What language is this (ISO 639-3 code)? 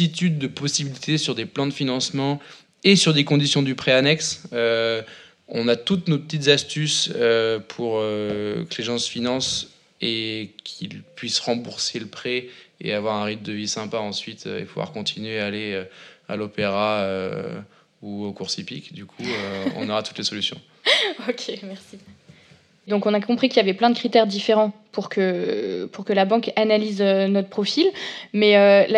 fra